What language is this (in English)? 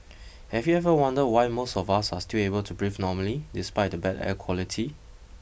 English